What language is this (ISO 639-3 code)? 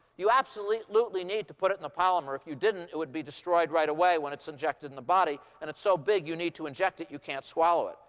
eng